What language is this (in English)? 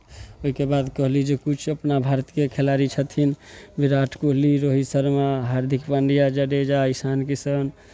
Maithili